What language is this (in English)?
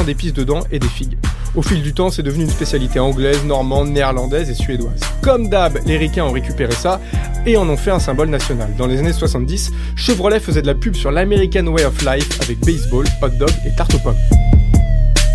French